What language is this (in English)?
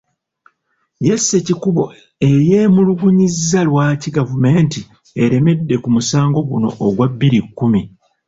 Ganda